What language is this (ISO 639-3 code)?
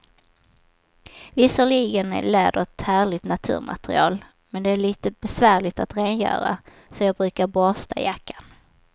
swe